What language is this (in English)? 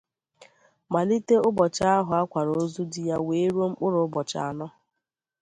Igbo